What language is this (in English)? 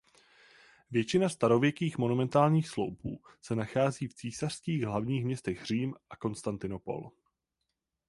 Czech